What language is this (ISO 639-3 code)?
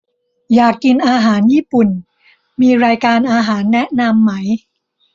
tha